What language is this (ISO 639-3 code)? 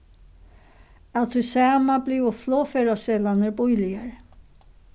fao